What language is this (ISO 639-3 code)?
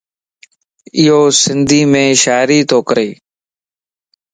lss